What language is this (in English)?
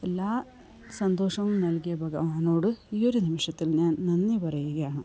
Malayalam